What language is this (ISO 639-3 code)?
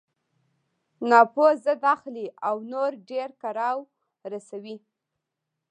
pus